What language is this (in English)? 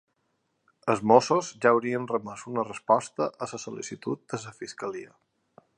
Catalan